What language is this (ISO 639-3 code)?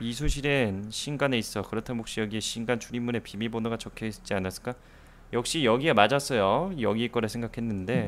kor